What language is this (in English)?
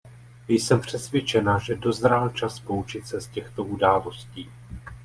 Czech